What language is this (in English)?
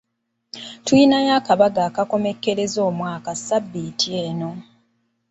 Ganda